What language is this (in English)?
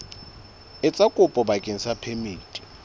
Southern Sotho